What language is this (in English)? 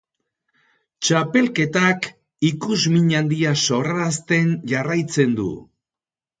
Basque